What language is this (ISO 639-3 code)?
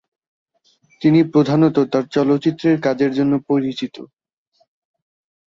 ben